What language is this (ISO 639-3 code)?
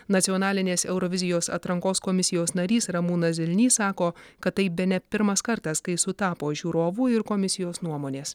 lit